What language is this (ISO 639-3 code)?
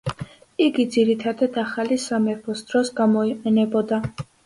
kat